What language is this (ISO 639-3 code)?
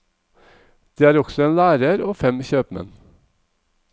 nor